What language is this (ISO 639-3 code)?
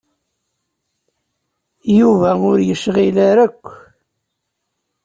kab